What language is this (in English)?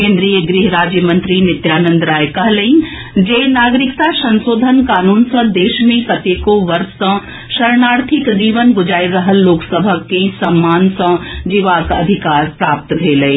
Maithili